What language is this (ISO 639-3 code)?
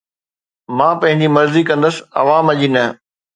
snd